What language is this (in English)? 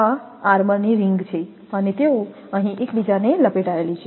Gujarati